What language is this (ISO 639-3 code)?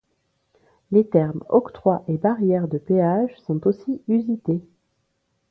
fra